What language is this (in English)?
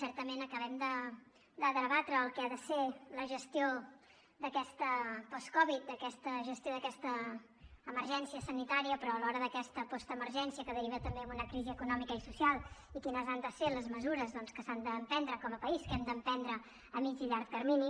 Catalan